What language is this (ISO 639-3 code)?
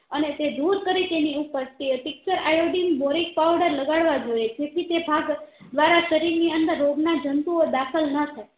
guj